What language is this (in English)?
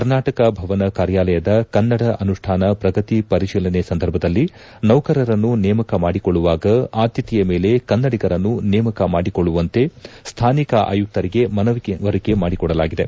Kannada